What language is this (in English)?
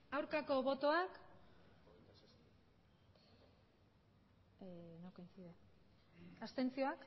Basque